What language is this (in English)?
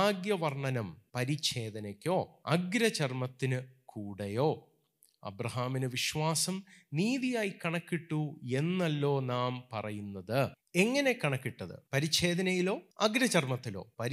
Malayalam